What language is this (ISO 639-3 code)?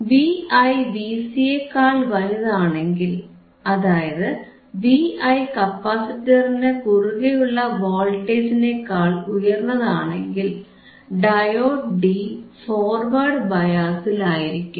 mal